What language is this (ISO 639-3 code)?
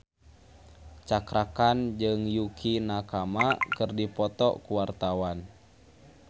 sun